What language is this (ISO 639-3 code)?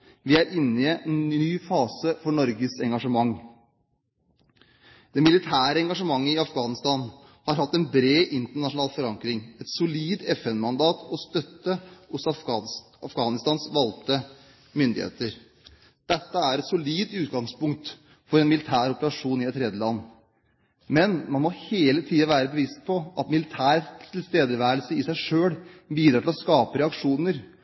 nob